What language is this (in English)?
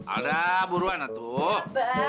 Indonesian